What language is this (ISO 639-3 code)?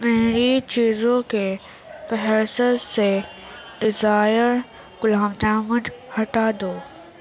urd